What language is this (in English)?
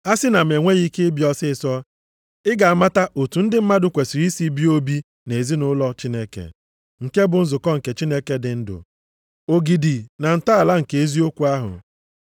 Igbo